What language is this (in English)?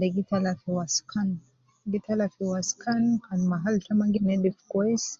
Nubi